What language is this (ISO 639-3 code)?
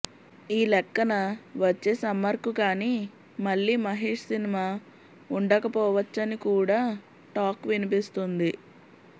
tel